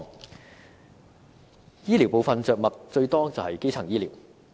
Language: Cantonese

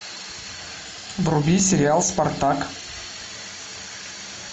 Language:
Russian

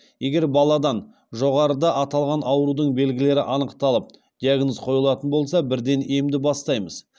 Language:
Kazakh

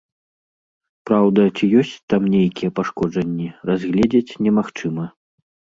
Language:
Belarusian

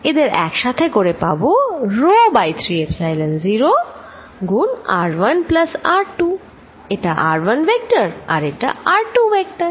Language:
Bangla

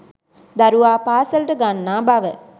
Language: Sinhala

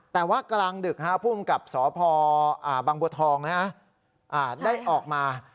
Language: Thai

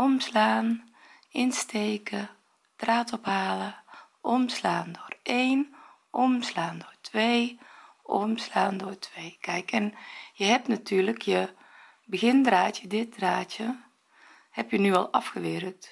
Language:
Dutch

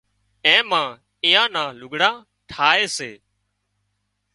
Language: Wadiyara Koli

